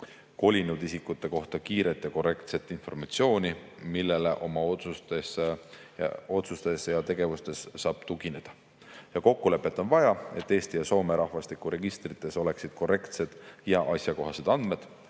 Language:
Estonian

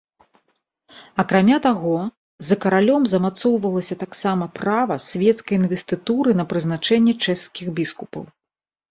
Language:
Belarusian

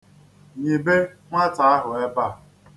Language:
Igbo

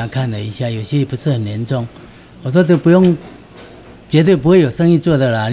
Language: Chinese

